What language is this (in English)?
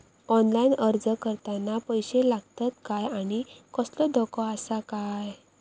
Marathi